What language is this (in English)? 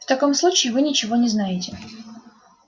Russian